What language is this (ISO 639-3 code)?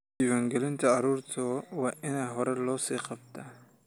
som